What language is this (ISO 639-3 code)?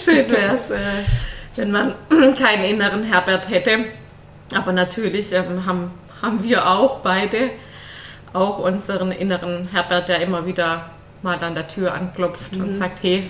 deu